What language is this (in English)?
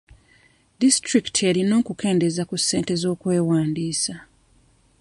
Ganda